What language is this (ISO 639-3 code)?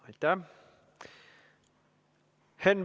est